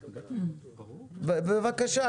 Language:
Hebrew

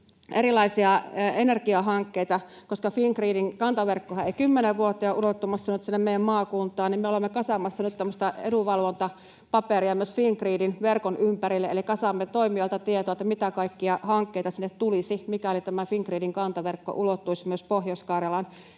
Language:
Finnish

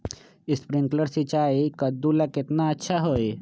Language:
Magahi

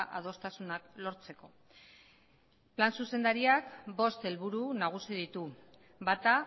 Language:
Basque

